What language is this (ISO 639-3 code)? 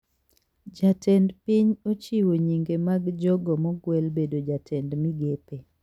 luo